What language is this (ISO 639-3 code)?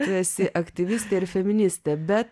lit